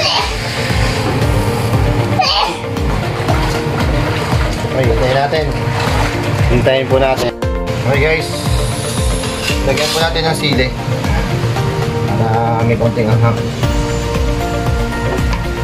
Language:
Indonesian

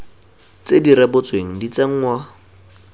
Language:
Tswana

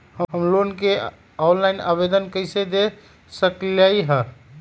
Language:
Magahi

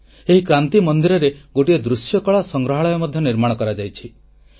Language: Odia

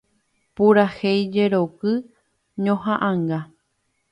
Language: Guarani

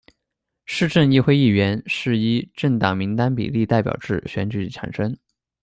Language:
Chinese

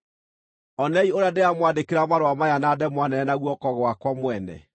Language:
Kikuyu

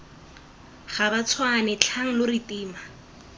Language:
Tswana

